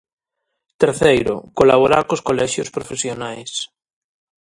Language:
Galician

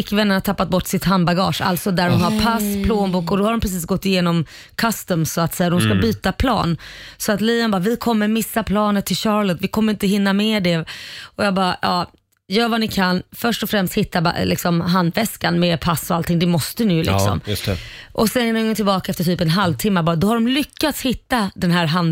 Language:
Swedish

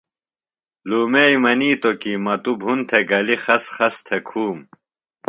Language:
Phalura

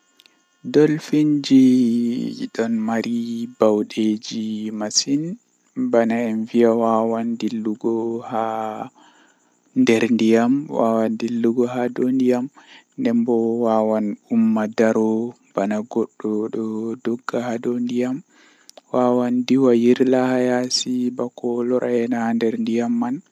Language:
Western Niger Fulfulde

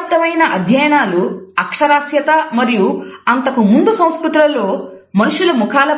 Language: Telugu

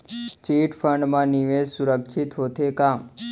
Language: Chhattisgarhi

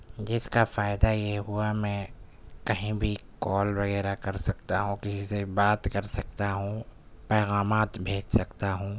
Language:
Urdu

